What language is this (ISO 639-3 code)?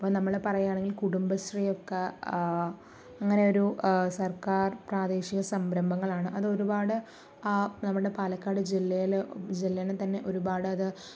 mal